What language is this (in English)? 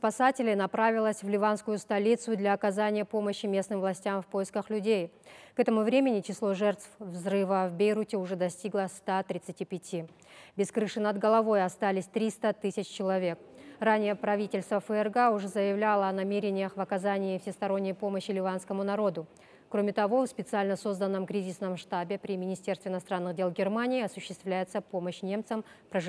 Russian